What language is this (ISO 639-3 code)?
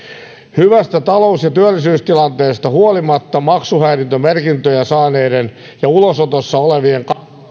fin